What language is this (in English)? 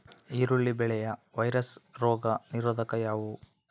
Kannada